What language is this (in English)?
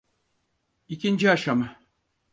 Turkish